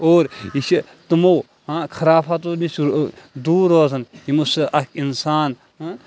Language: Kashmiri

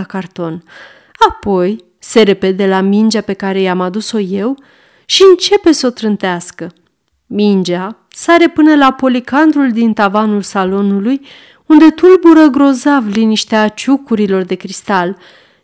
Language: Romanian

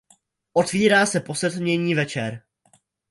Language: Czech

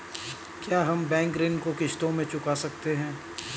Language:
Hindi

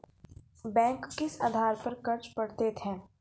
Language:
Maithili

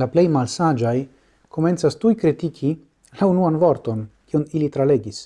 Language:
Italian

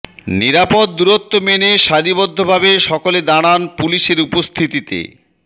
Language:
Bangla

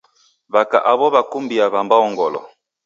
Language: Taita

